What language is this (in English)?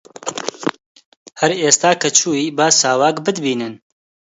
Central Kurdish